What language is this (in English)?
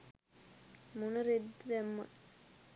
Sinhala